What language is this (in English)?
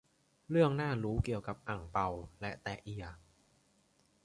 Thai